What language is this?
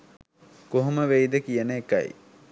Sinhala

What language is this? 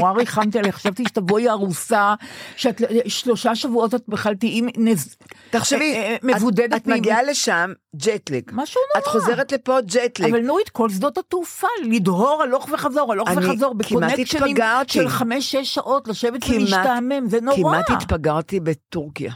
Hebrew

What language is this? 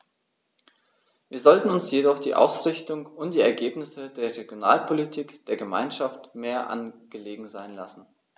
German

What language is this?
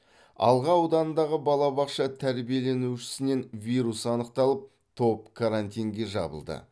Kazakh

